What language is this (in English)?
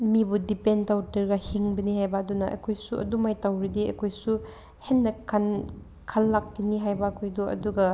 Manipuri